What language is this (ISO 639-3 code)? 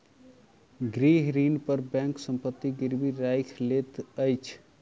mai